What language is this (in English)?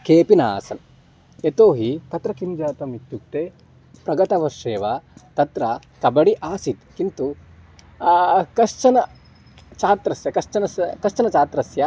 Sanskrit